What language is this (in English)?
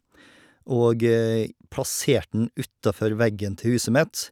Norwegian